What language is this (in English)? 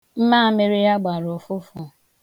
Igbo